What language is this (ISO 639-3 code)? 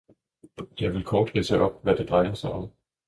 dan